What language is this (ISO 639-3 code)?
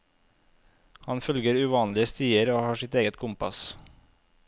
nor